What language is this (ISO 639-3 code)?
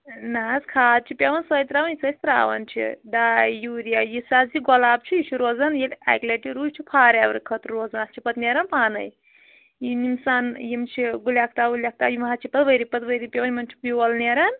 kas